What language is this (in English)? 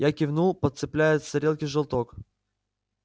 Russian